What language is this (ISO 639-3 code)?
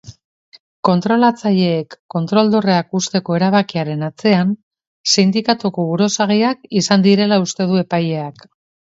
eus